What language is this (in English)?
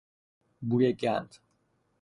Persian